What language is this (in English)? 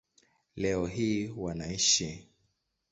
Swahili